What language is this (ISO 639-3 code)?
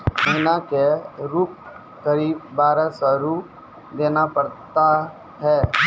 mai